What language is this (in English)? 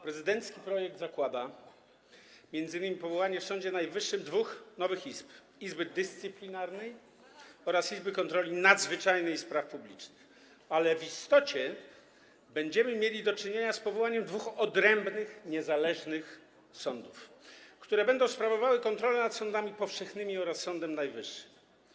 Polish